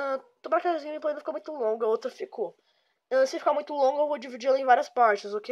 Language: Portuguese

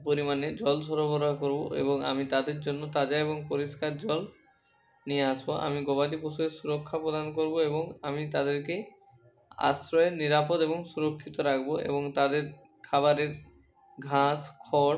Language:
Bangla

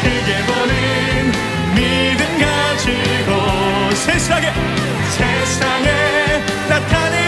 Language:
Korean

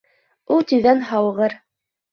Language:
Bashkir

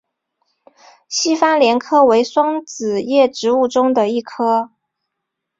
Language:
Chinese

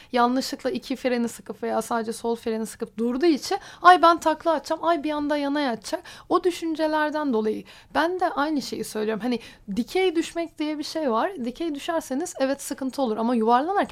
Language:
Turkish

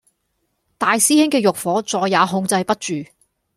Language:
Cantonese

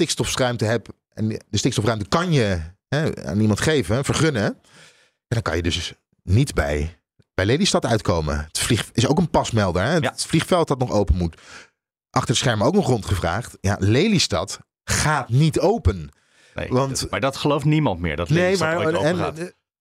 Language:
Dutch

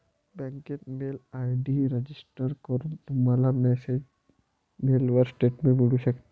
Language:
Marathi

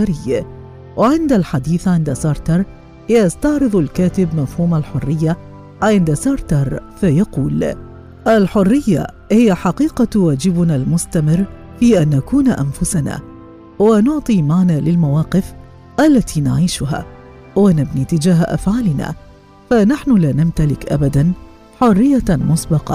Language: Arabic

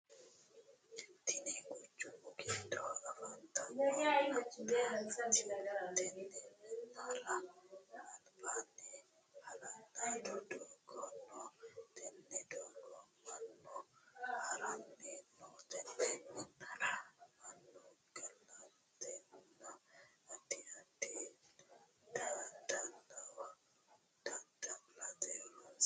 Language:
Sidamo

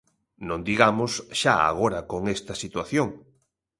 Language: Galician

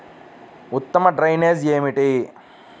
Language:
Telugu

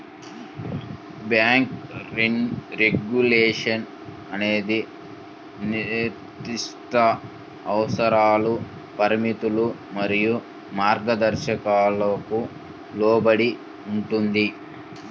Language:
Telugu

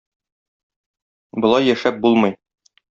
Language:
Tatar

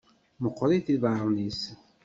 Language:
Kabyle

